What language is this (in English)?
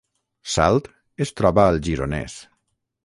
Catalan